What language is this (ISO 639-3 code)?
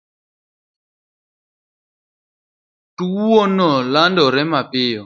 luo